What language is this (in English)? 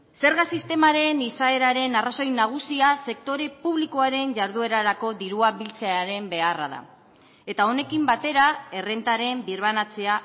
Basque